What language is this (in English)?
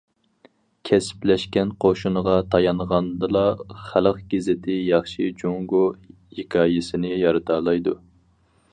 Uyghur